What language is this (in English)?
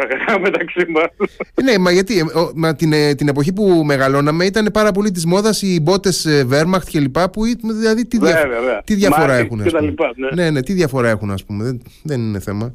Greek